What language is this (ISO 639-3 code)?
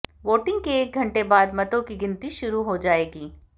hin